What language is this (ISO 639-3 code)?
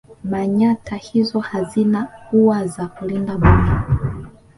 swa